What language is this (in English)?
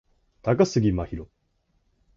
Japanese